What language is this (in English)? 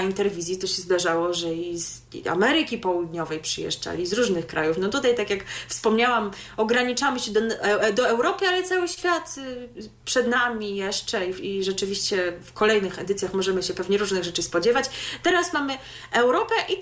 Polish